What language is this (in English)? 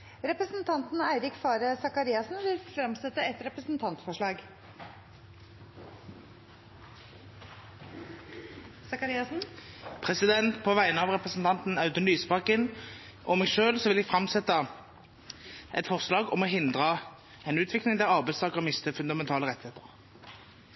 Norwegian Bokmål